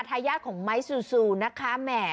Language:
Thai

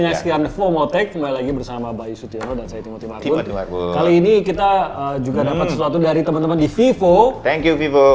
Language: Indonesian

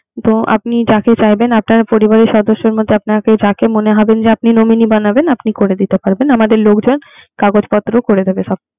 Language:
Bangla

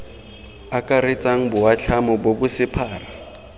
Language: Tswana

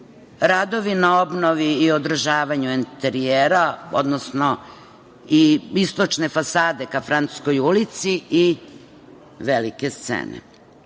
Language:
Serbian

